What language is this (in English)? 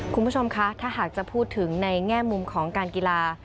Thai